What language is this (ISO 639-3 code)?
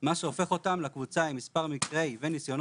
heb